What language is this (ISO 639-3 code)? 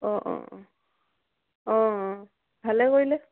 asm